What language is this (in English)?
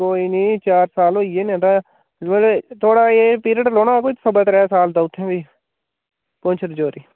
Dogri